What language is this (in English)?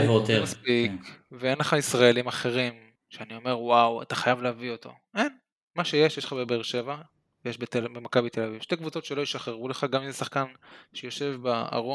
Hebrew